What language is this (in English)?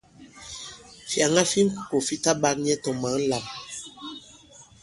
Bankon